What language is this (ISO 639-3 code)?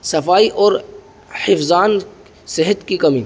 urd